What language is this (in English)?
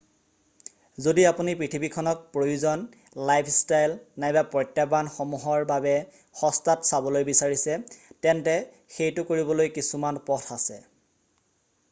Assamese